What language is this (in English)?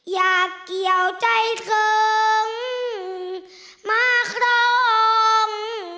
Thai